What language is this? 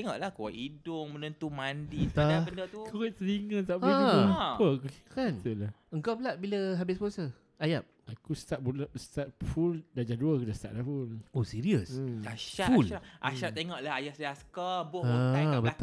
Malay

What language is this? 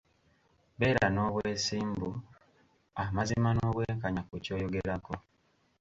Ganda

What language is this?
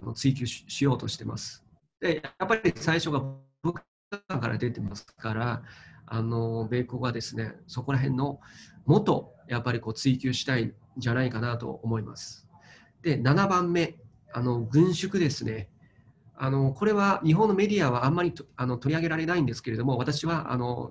Japanese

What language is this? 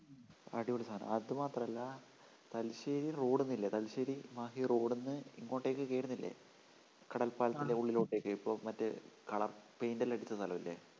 Malayalam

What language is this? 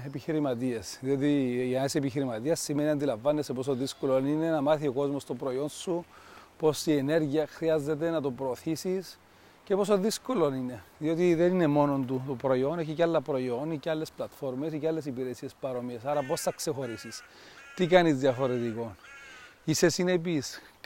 Greek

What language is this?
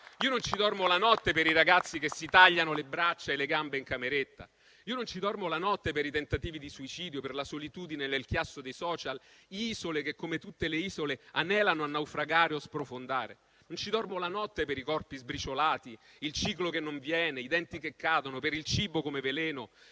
Italian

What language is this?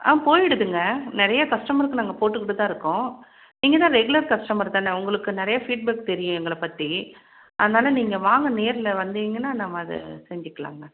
Tamil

